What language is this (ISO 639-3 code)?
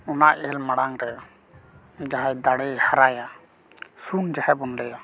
sat